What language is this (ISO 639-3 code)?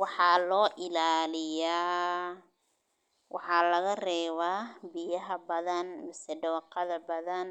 som